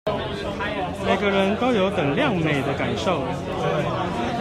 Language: Chinese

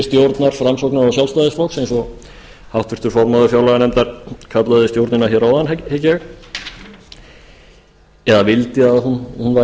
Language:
Icelandic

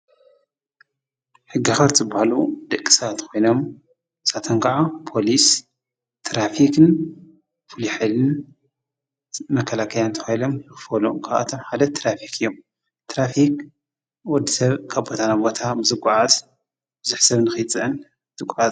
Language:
Tigrinya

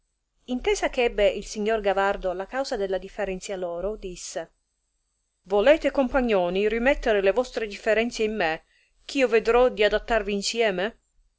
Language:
Italian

